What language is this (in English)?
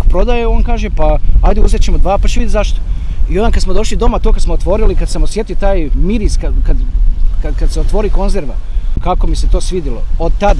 Croatian